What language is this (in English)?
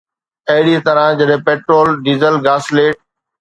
Sindhi